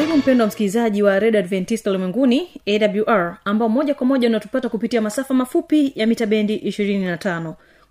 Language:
Swahili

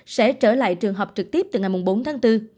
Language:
Vietnamese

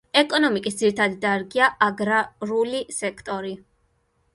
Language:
Georgian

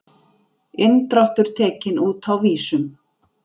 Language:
Icelandic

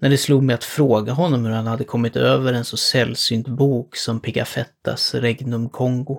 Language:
Swedish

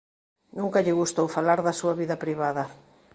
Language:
Galician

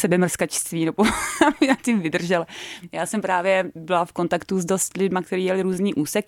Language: Czech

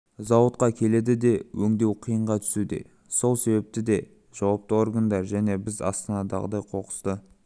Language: Kazakh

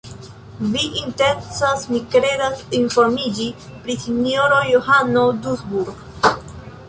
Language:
Esperanto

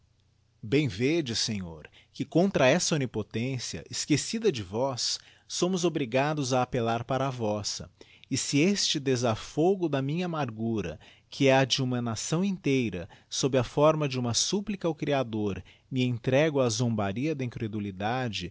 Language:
Portuguese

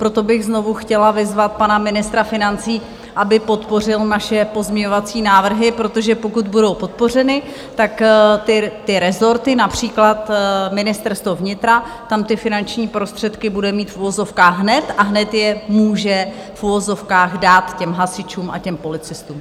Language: Czech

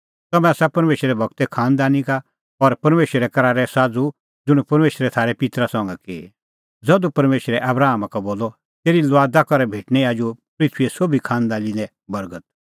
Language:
Kullu Pahari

